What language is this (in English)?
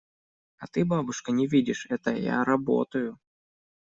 Russian